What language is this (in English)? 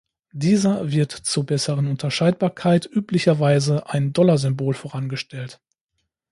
German